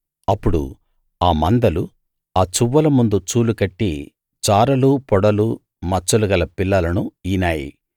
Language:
Telugu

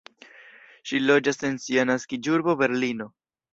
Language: Esperanto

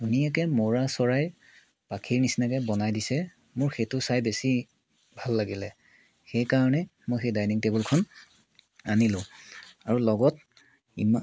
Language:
Assamese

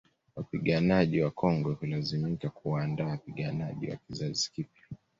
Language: Swahili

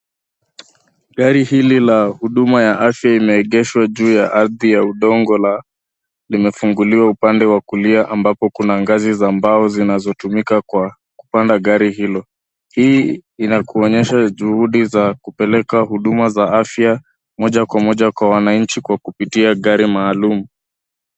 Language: Swahili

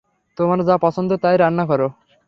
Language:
Bangla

